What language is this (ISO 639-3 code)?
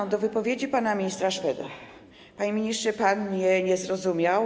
pol